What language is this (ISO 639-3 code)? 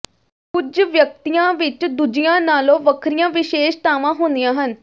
pan